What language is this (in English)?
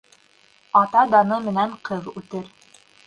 Bashkir